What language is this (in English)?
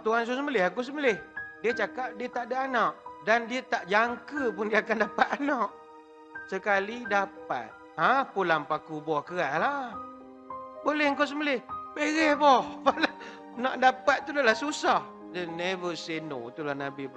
Malay